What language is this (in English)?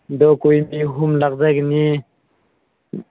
Manipuri